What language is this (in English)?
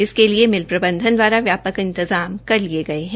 Hindi